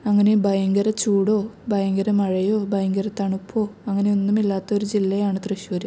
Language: Malayalam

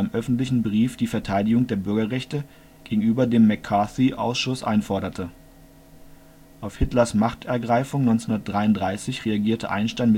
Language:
German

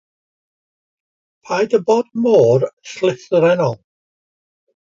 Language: Welsh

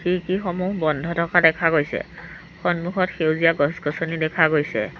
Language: Assamese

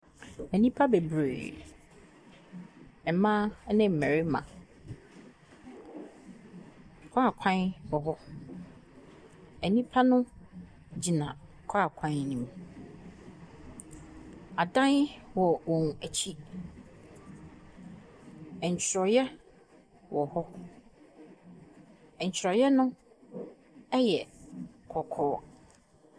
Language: Akan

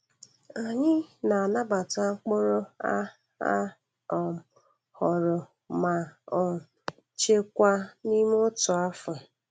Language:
Igbo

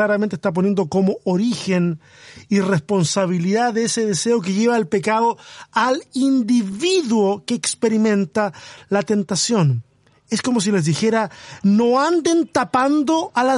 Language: Spanish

